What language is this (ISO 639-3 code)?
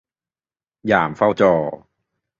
tha